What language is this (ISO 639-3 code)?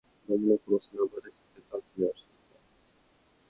jpn